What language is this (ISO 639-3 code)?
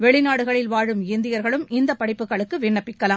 tam